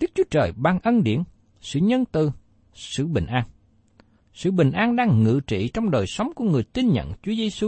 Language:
Vietnamese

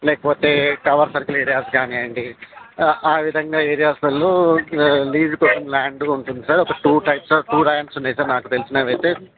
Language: Telugu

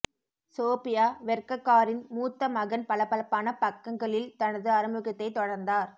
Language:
Tamil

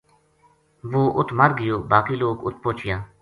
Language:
Gujari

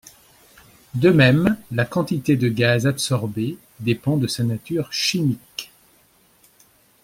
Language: French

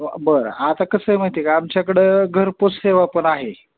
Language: Marathi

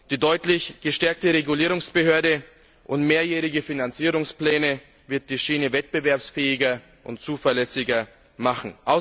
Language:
German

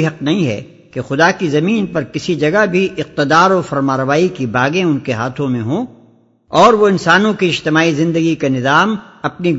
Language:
Urdu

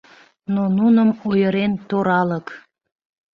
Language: Mari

